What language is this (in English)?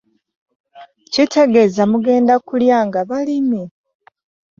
Ganda